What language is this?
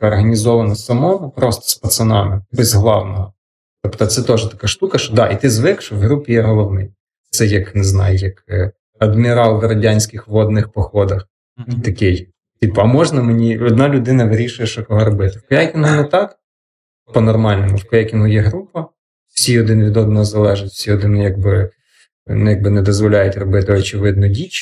Ukrainian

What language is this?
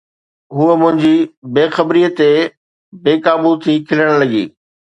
Sindhi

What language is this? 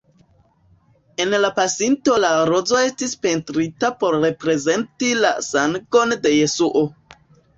Esperanto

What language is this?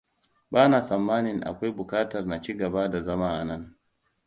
Hausa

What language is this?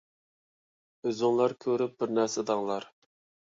Uyghur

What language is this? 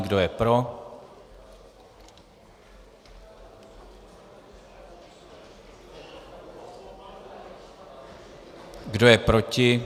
Czech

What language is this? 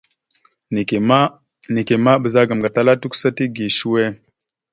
Mada (Cameroon)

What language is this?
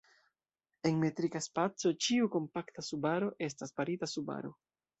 Esperanto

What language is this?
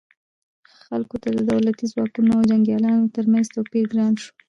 Pashto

